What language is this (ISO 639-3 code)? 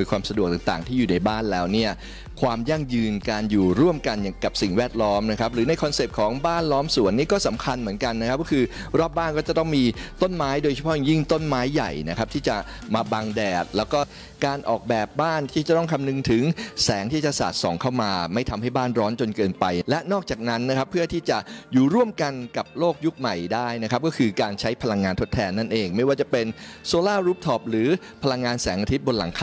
tha